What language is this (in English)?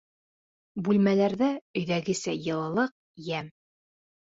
Bashkir